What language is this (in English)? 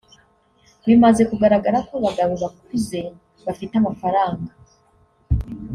Kinyarwanda